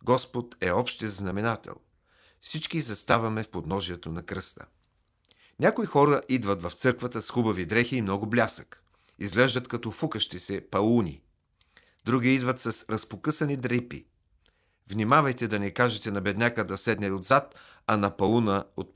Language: Bulgarian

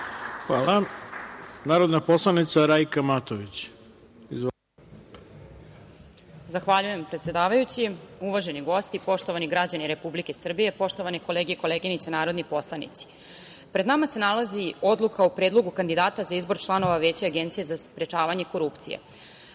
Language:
Serbian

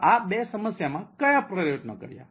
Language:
Gujarati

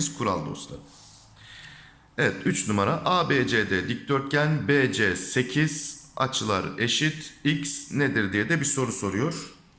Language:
Turkish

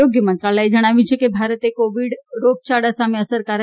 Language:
Gujarati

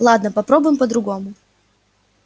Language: Russian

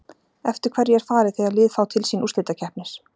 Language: Icelandic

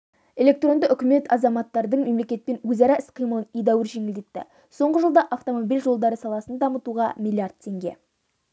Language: Kazakh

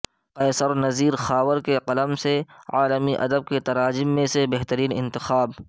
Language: Urdu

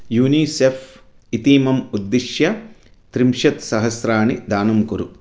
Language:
Sanskrit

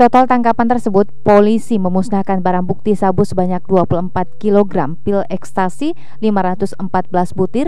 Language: Indonesian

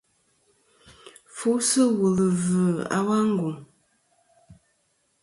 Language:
Kom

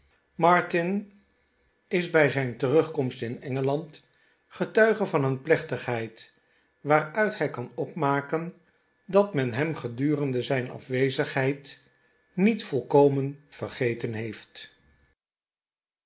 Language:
Dutch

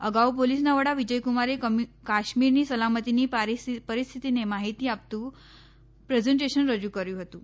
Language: Gujarati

